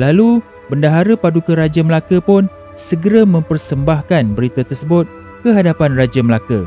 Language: Malay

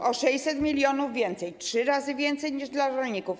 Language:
Polish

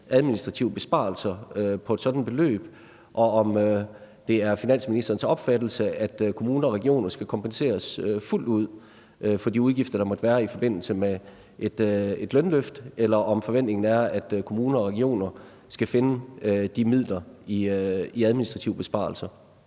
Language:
Danish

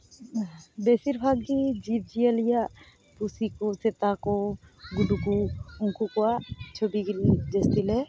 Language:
Santali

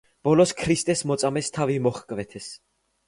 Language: Georgian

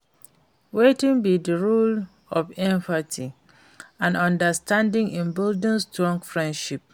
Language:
Nigerian Pidgin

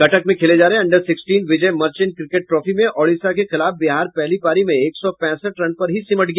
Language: Hindi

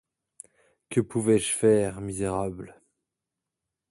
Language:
French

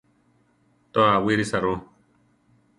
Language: Central Tarahumara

